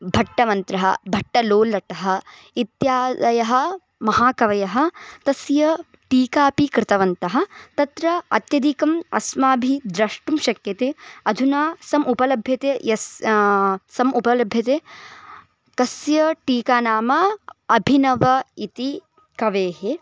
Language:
Sanskrit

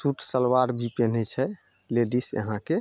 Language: Maithili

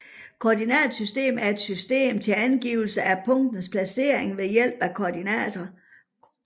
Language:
Danish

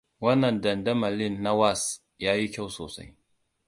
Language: Hausa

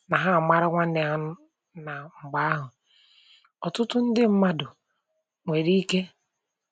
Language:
Igbo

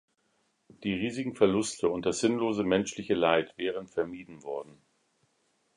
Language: German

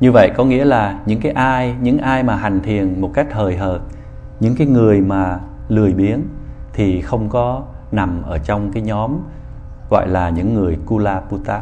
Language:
Vietnamese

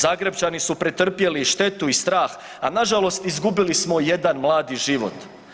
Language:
Croatian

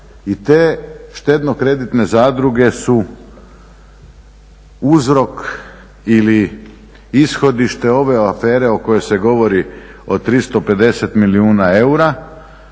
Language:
Croatian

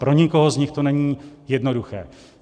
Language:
Czech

